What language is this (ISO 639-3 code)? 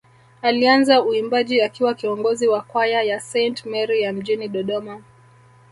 swa